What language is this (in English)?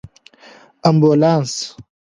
Pashto